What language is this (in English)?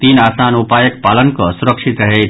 Maithili